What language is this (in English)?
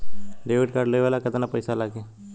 Bhojpuri